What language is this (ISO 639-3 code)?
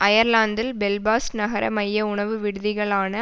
tam